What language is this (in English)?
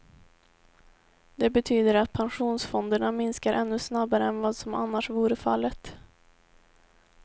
Swedish